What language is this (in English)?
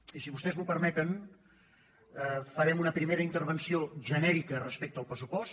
Catalan